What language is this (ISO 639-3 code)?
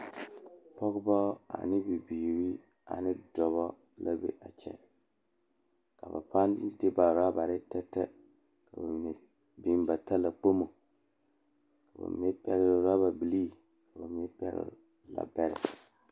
dga